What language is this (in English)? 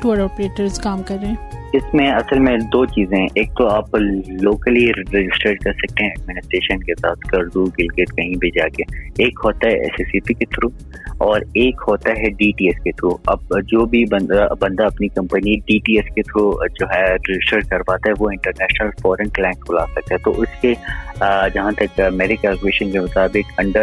Urdu